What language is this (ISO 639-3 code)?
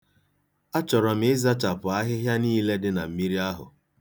ibo